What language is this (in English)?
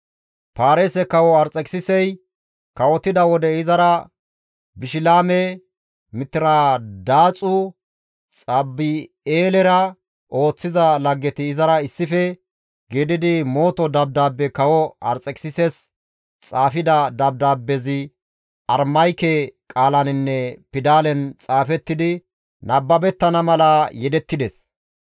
Gamo